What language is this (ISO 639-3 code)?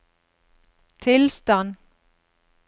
nor